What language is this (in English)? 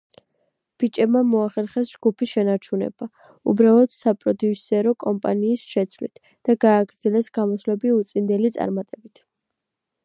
Georgian